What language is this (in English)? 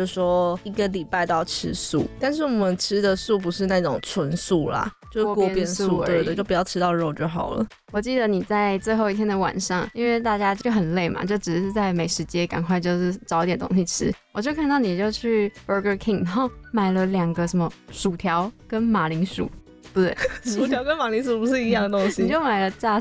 Chinese